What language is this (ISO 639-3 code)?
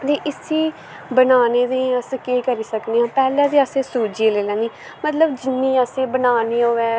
doi